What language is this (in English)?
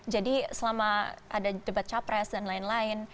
Indonesian